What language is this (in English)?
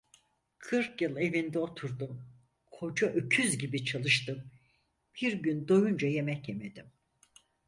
Turkish